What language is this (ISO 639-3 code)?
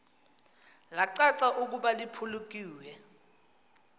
xho